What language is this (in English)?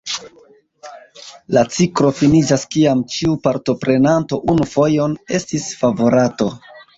Esperanto